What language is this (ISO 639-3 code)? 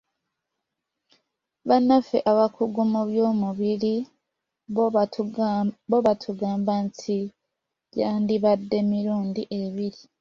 lug